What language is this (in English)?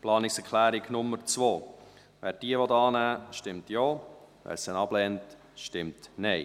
Swiss German